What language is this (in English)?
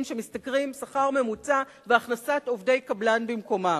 Hebrew